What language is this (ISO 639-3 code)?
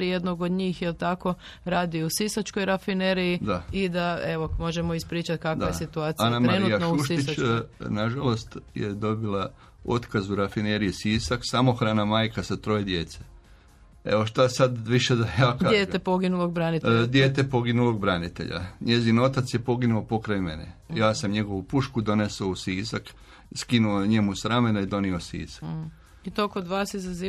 hrv